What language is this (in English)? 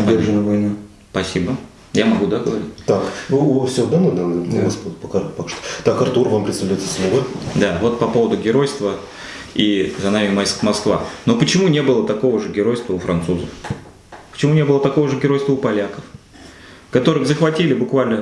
Russian